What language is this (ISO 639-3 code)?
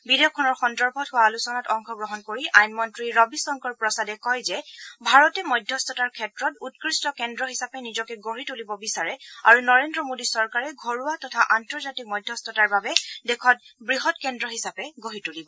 asm